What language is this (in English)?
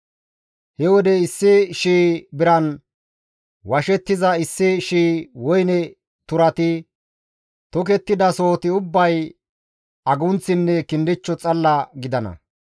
Gamo